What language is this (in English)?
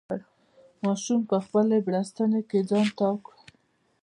Pashto